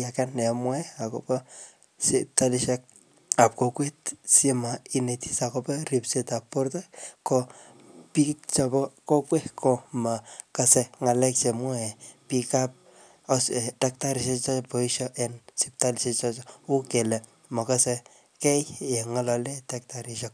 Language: Kalenjin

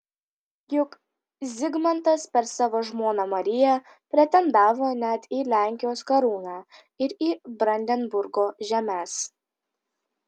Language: Lithuanian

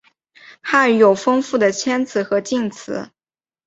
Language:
Chinese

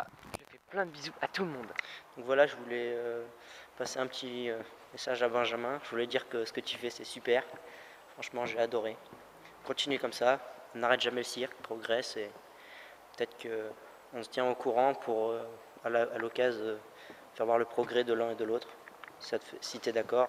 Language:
French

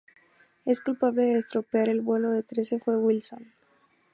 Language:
Spanish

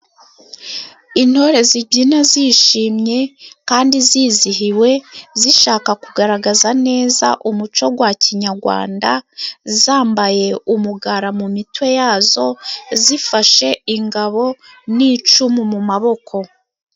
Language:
Kinyarwanda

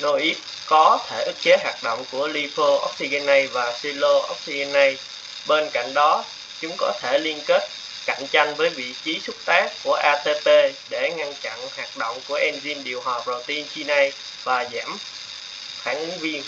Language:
Vietnamese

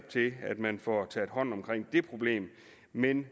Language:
Danish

